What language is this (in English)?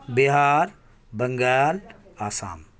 Urdu